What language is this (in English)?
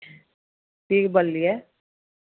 Maithili